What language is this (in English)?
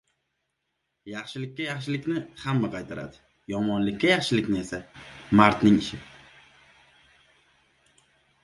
Uzbek